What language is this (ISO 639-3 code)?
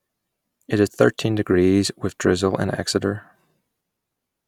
eng